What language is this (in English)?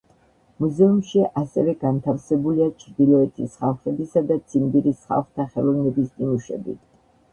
Georgian